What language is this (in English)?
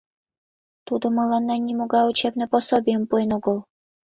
Mari